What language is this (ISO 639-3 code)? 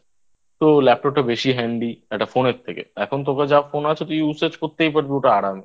ben